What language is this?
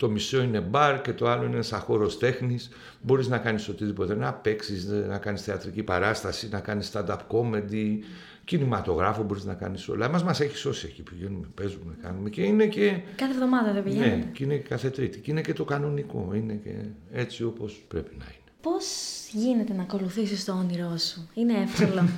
Greek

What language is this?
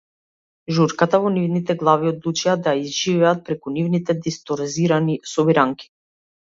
Macedonian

